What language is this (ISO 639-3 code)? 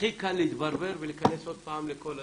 heb